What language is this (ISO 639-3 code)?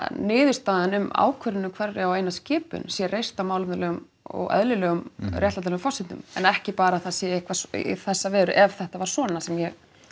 isl